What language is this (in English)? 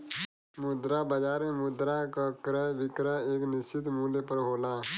Bhojpuri